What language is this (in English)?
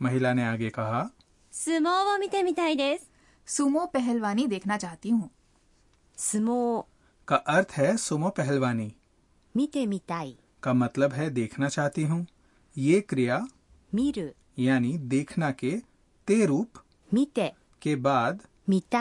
Hindi